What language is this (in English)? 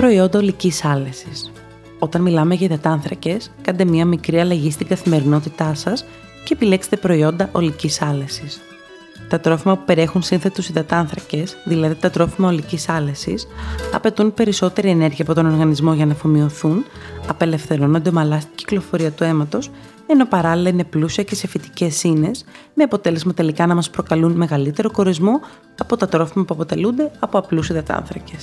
Greek